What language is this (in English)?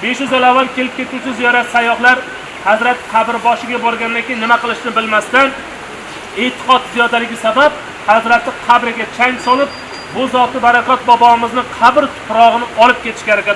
Uzbek